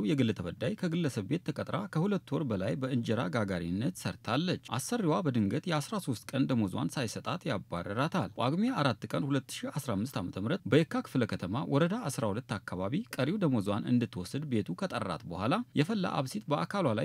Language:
Arabic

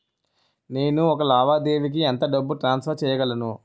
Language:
Telugu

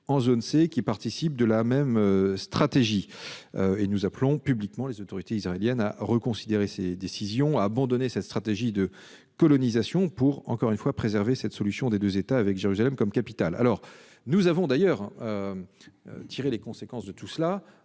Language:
French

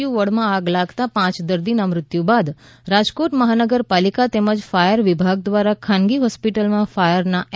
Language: Gujarati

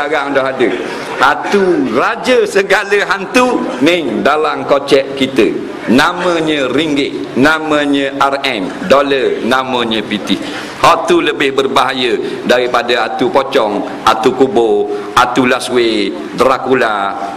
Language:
Malay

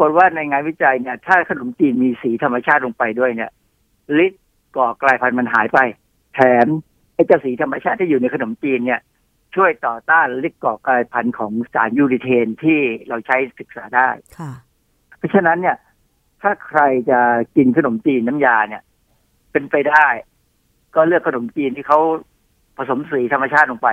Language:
Thai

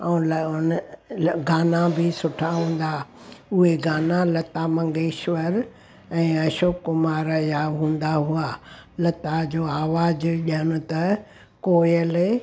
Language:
Sindhi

